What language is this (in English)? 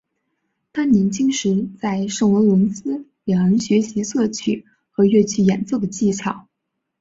Chinese